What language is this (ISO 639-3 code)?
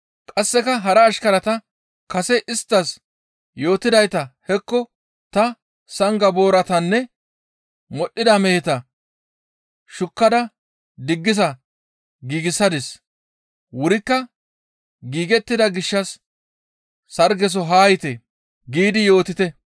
gmv